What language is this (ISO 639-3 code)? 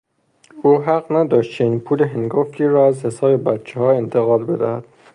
fas